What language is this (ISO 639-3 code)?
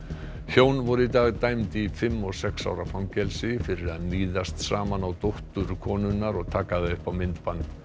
isl